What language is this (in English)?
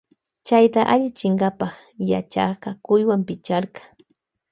Loja Highland Quichua